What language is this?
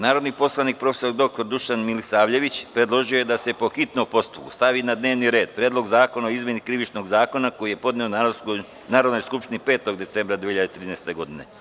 Serbian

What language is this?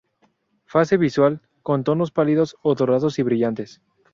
Spanish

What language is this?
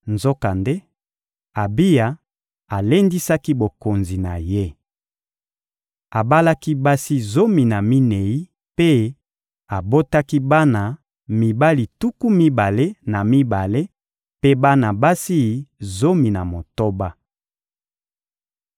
Lingala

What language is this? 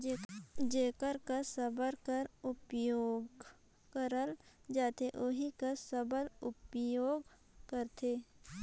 Chhattisgarhi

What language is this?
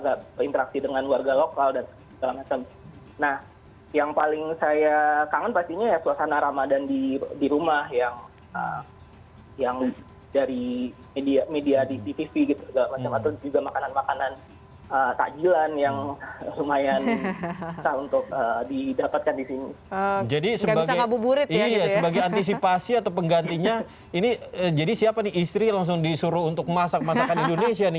Indonesian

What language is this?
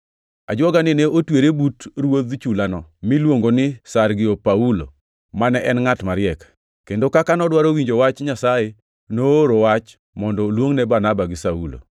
Luo (Kenya and Tanzania)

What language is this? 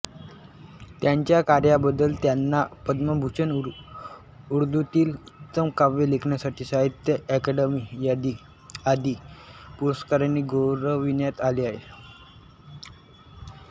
Marathi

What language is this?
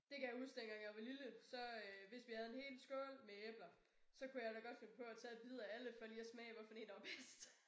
Danish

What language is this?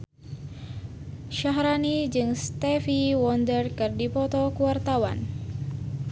Sundanese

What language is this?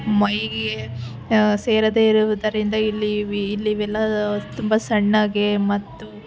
Kannada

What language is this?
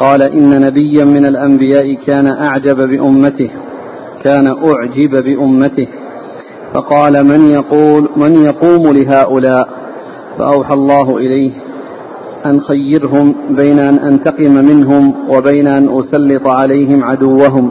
Arabic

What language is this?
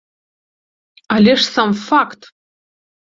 Belarusian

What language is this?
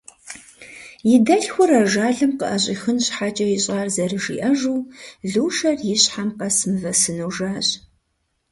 Kabardian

